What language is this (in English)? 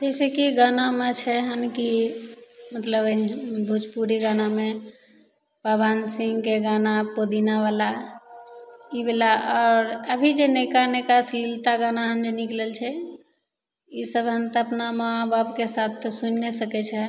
Maithili